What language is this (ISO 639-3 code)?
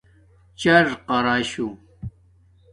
dmk